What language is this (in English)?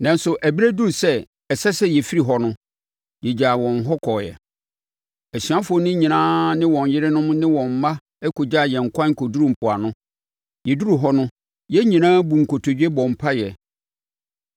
Akan